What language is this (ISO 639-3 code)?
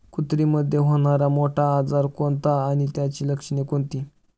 mar